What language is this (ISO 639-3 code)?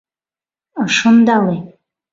chm